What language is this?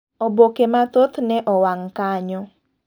Luo (Kenya and Tanzania)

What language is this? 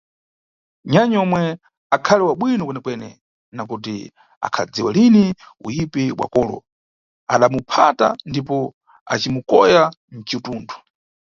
Nyungwe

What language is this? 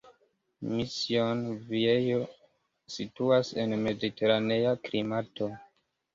Esperanto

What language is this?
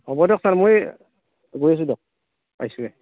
Assamese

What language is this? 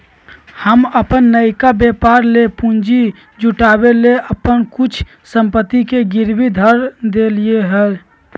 Magahi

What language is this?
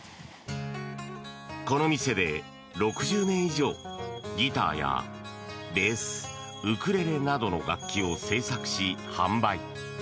Japanese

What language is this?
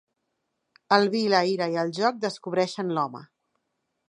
Catalan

